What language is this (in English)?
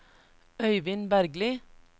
Norwegian